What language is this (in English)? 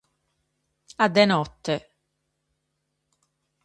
Sardinian